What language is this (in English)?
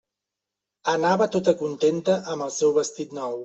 Catalan